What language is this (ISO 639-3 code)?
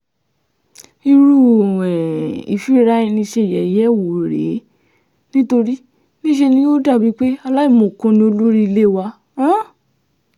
yor